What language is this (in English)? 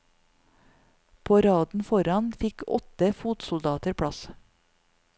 Norwegian